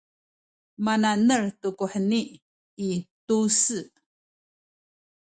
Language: Sakizaya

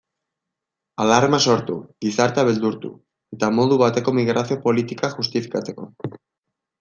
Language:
Basque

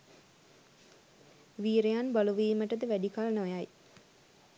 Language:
Sinhala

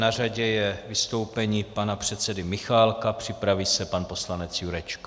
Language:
Czech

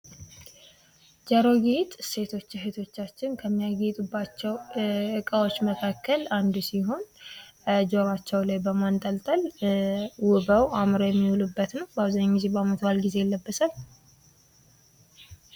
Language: Amharic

